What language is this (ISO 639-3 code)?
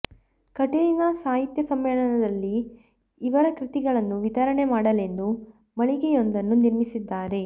kan